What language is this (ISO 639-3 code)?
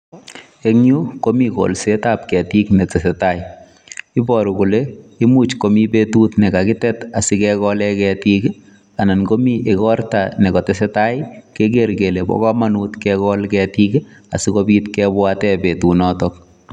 kln